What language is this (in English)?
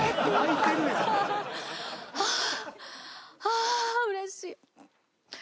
Japanese